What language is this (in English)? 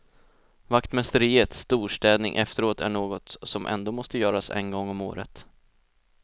Swedish